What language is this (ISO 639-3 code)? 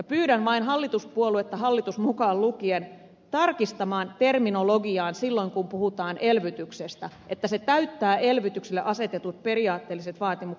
fin